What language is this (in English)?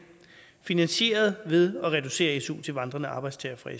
Danish